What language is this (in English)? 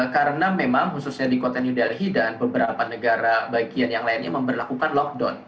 Indonesian